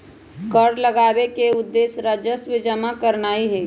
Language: Magahi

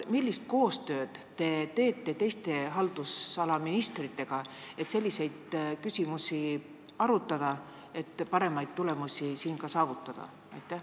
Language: Estonian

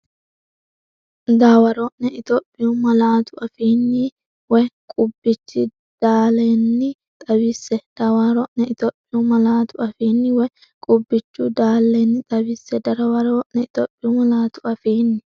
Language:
Sidamo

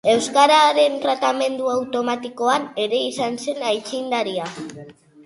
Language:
Basque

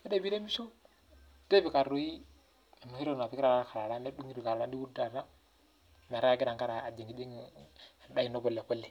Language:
Masai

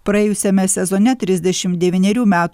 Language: Lithuanian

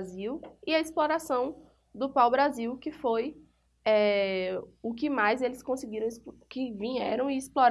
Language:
Portuguese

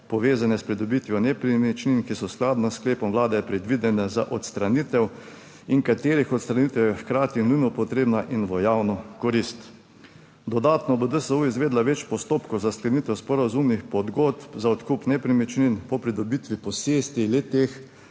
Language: Slovenian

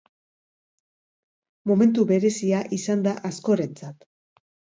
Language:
Basque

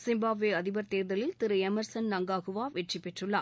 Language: Tamil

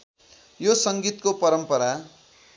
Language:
Nepali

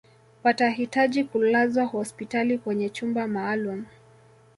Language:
Swahili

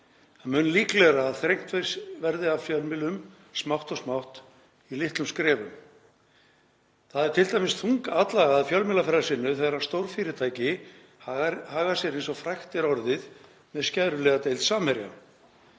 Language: Icelandic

